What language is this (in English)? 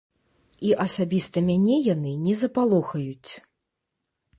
Belarusian